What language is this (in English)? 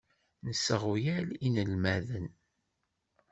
Kabyle